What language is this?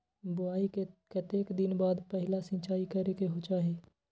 Magahi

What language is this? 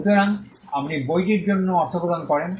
Bangla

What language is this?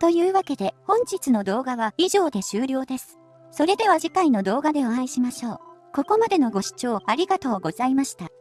Japanese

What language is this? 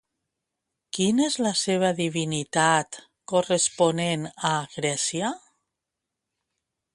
Catalan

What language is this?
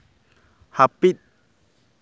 Santali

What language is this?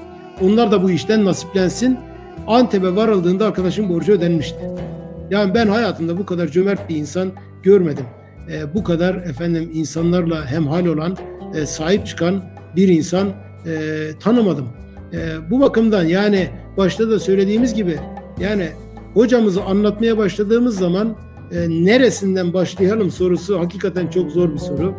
Turkish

